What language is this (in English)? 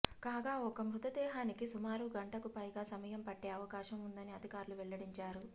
Telugu